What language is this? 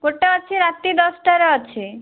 Odia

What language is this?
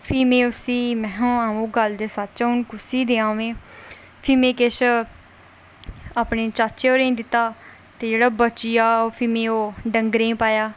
Dogri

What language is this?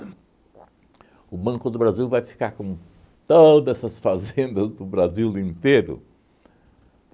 Portuguese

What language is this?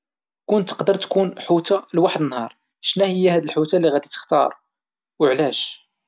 Moroccan Arabic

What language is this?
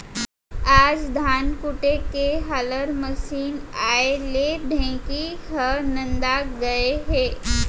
Chhattisgarhi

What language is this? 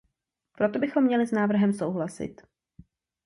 Czech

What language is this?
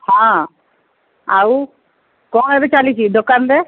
Odia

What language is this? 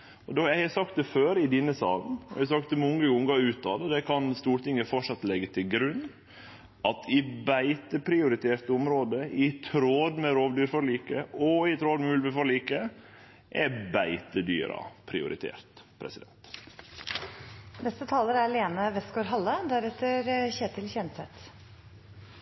Norwegian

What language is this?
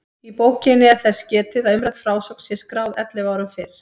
Icelandic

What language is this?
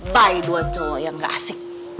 Indonesian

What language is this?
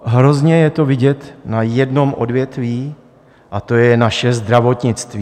Czech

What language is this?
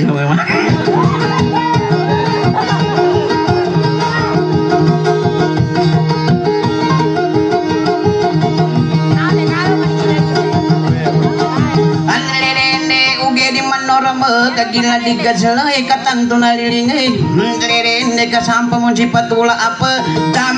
Indonesian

